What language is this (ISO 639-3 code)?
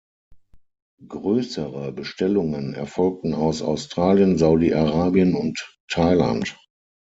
deu